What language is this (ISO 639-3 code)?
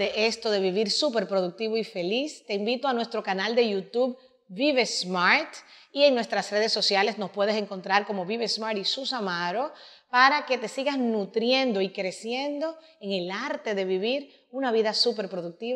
spa